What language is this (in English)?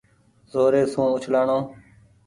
Goaria